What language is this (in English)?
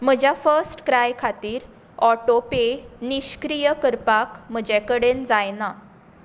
Konkani